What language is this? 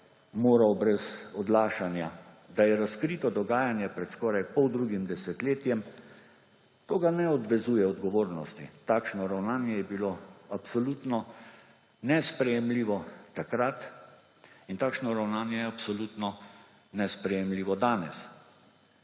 Slovenian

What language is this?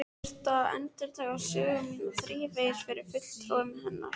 Icelandic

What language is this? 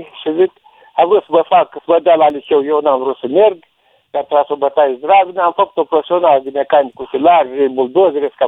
Romanian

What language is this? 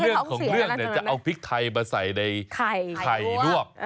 Thai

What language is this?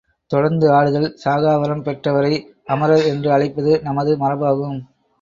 Tamil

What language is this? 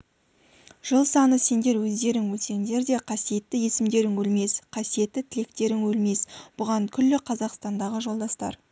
Kazakh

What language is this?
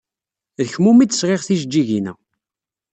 Kabyle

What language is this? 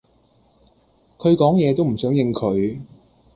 Cantonese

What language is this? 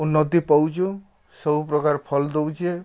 Odia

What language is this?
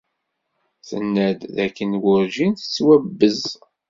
Kabyle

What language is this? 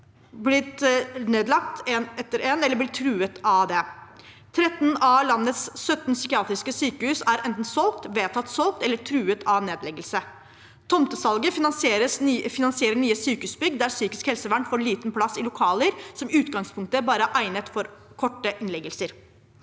Norwegian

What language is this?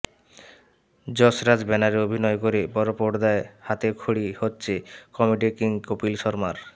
Bangla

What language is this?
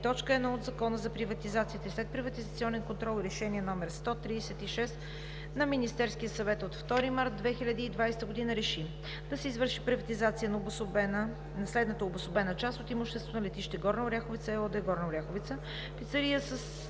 Bulgarian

